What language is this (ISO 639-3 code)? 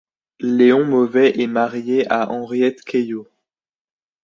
fra